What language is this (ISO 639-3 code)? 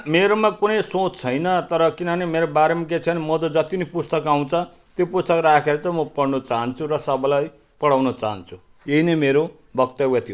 nep